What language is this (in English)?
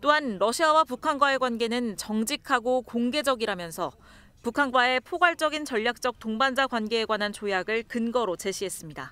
Korean